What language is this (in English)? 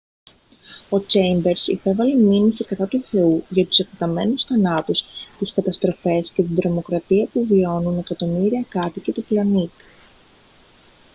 Greek